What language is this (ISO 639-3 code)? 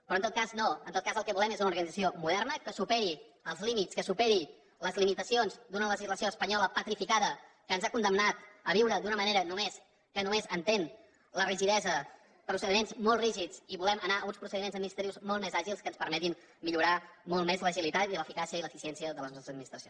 cat